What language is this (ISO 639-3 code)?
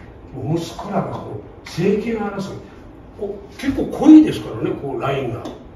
jpn